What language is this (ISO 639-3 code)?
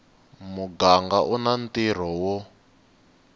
tso